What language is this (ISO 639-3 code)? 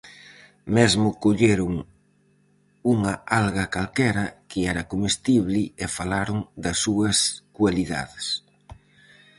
glg